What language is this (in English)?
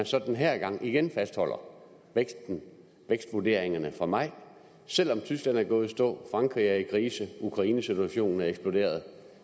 Danish